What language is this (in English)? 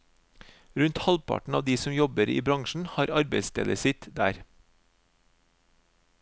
Norwegian